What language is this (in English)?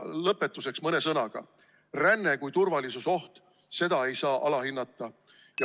Estonian